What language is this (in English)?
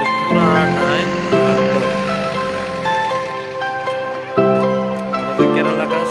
Bangla